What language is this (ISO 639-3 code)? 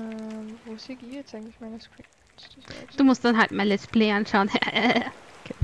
deu